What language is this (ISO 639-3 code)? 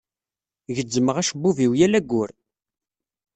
kab